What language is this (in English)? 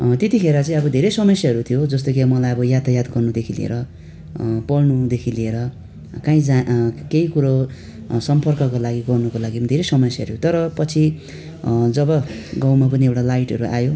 Nepali